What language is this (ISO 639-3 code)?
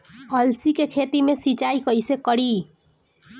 bho